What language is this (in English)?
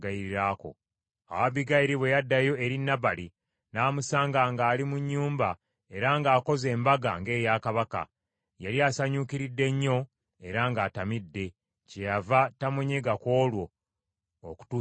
Ganda